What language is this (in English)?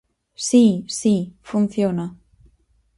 Galician